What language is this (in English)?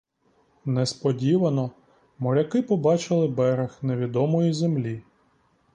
Ukrainian